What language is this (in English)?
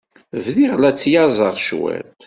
Kabyle